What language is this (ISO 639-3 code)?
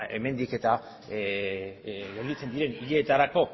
eus